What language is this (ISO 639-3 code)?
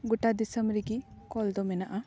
sat